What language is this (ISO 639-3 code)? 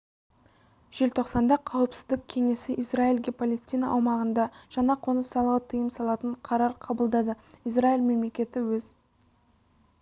kaz